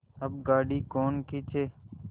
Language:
Hindi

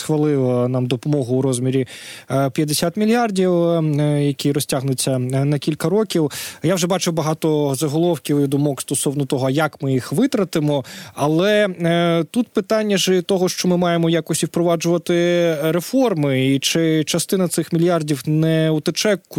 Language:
Ukrainian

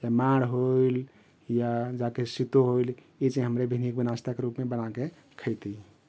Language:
Kathoriya Tharu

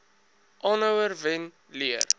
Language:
Afrikaans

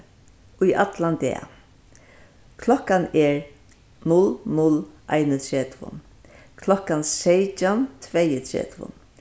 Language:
Faroese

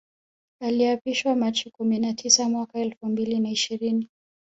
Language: Swahili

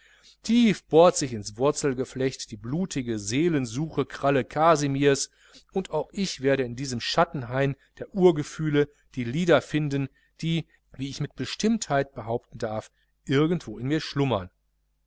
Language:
German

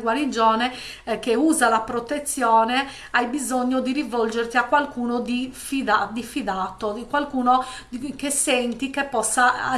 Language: Italian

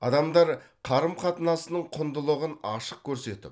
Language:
Kazakh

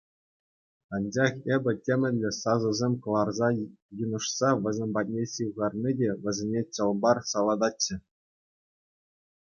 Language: Chuvash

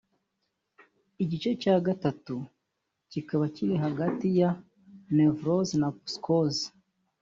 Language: Kinyarwanda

